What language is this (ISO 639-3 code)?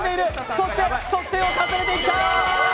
jpn